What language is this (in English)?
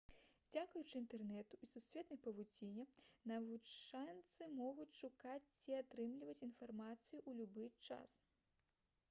Belarusian